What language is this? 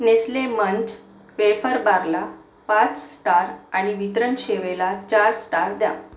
Marathi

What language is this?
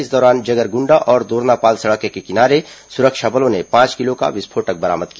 Hindi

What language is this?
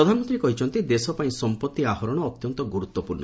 Odia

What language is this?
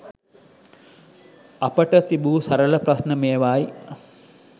Sinhala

